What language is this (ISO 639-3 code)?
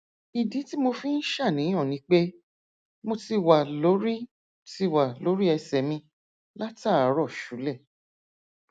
yor